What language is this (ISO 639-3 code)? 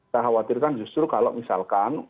ind